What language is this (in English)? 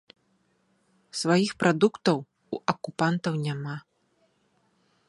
Belarusian